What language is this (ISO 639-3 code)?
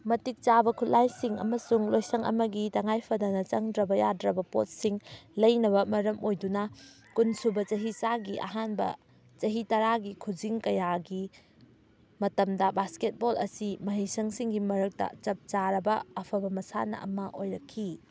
mni